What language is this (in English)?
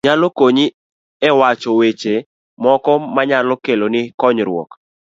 Luo (Kenya and Tanzania)